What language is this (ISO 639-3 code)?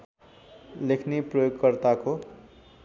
nep